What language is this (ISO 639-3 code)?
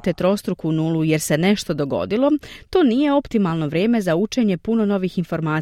hrv